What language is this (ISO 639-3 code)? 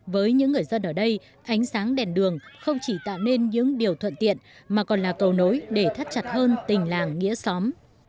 vie